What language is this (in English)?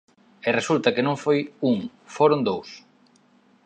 Galician